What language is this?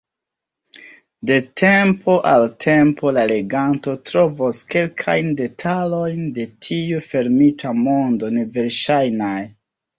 Esperanto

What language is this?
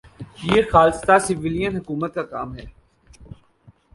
Urdu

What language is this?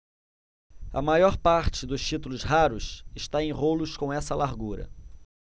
Portuguese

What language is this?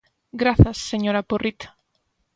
Galician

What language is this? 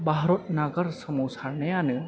Bodo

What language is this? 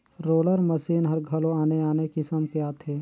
Chhattisgarhi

